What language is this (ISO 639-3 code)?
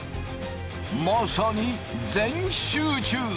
jpn